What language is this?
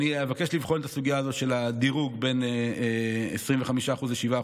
Hebrew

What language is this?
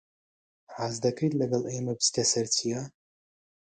Central Kurdish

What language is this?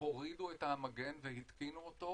Hebrew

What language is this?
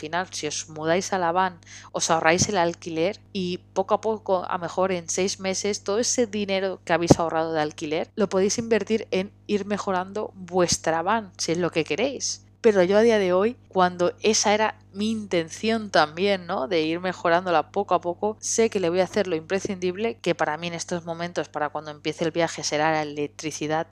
Spanish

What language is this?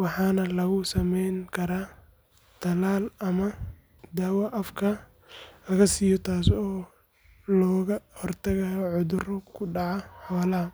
Somali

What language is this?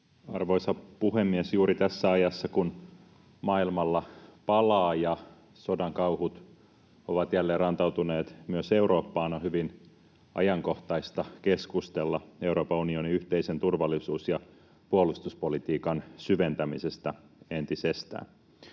Finnish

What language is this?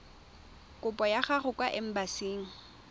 Tswana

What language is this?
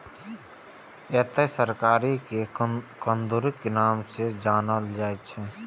Maithili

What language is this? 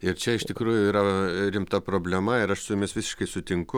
Lithuanian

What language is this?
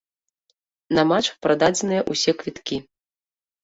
Belarusian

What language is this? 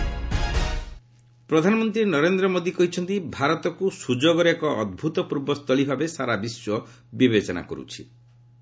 Odia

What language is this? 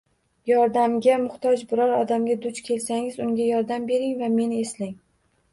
Uzbek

